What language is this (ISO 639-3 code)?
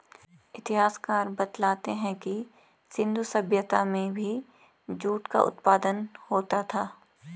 hin